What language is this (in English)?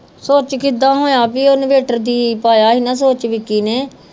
Punjabi